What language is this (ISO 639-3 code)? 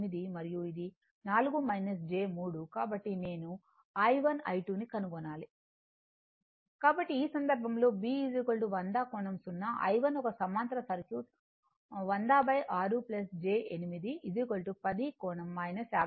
tel